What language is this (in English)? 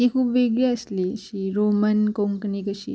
Konkani